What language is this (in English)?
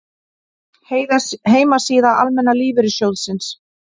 Icelandic